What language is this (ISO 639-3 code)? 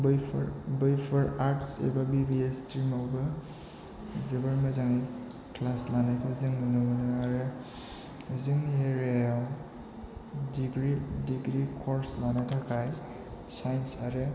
brx